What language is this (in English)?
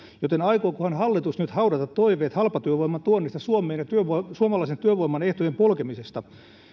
Finnish